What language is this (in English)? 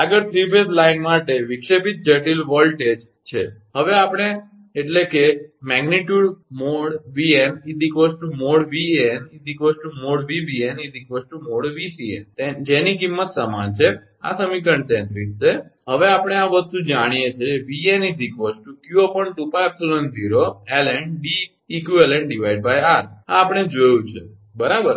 Gujarati